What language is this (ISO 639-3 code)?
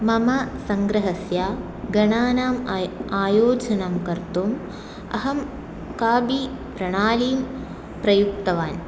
san